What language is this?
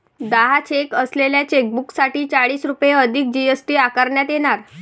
Marathi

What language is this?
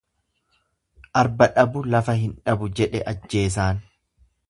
Oromo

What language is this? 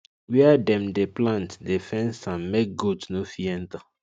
Nigerian Pidgin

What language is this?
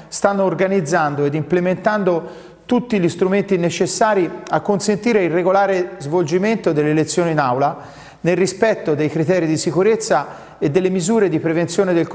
Italian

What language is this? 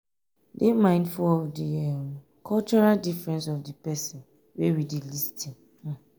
Nigerian Pidgin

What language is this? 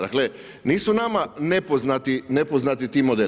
Croatian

